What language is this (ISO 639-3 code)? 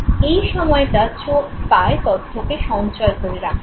ben